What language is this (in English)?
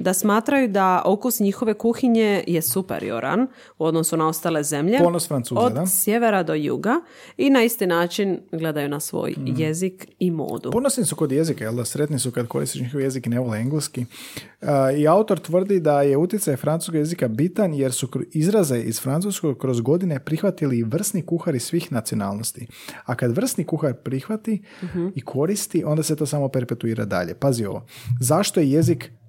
Croatian